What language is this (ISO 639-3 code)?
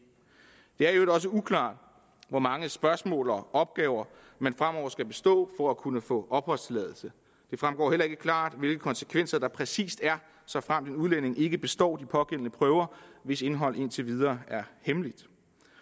dan